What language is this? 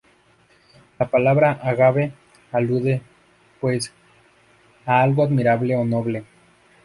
Spanish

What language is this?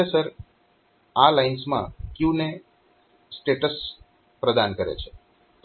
Gujarati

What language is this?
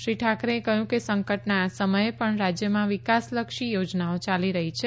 Gujarati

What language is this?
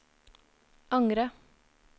Norwegian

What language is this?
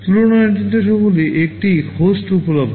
Bangla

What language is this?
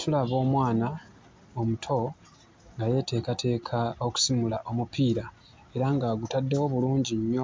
Ganda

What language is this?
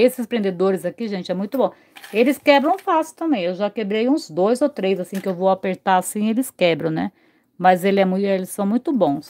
Portuguese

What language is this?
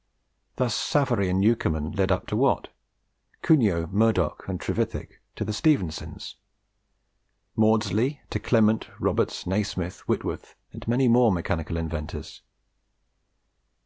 English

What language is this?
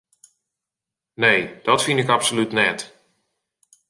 Western Frisian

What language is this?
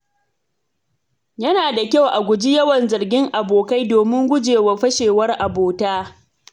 Hausa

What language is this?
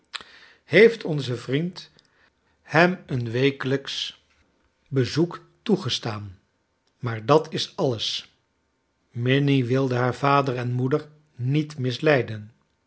Dutch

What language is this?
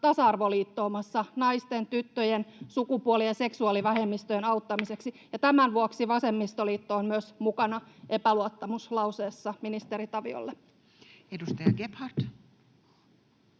Finnish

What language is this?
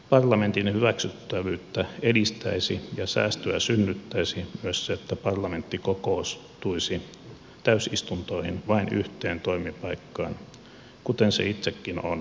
Finnish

